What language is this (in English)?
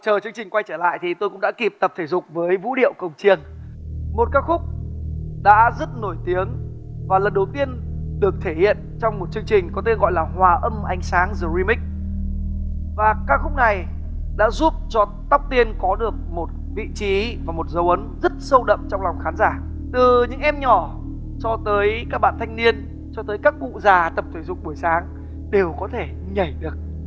Vietnamese